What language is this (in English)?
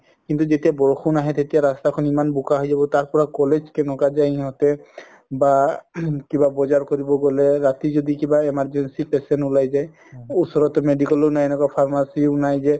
Assamese